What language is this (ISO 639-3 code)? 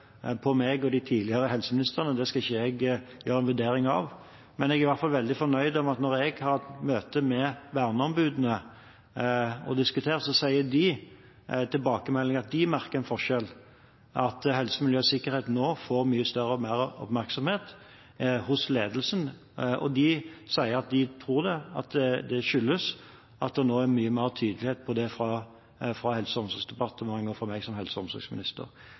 nob